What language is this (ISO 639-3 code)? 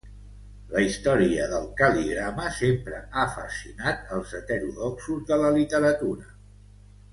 cat